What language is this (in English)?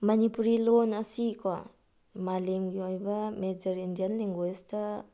Manipuri